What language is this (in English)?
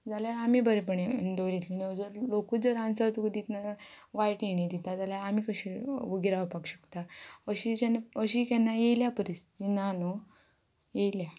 Konkani